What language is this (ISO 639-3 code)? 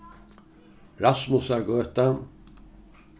fao